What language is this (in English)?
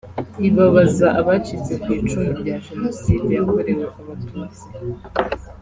Kinyarwanda